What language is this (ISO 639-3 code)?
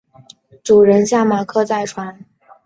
zho